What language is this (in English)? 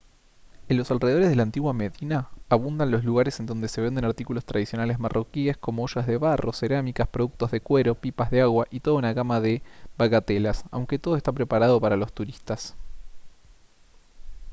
Spanish